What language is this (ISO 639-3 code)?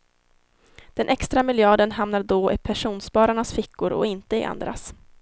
swe